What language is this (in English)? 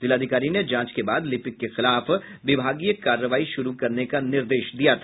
Hindi